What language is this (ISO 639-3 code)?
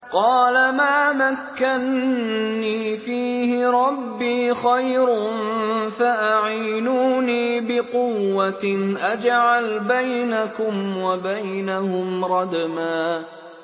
ara